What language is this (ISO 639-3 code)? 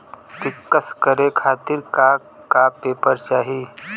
bho